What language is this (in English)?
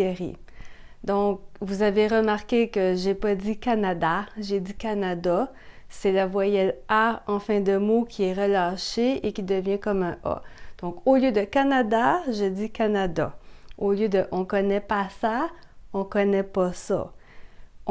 French